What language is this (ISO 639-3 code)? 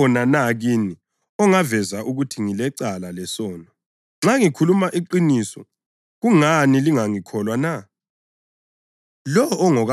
nde